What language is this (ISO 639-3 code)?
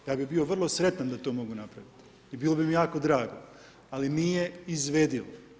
hrv